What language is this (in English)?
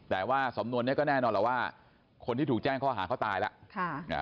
Thai